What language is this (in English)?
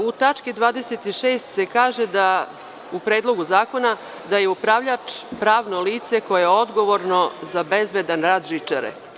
Serbian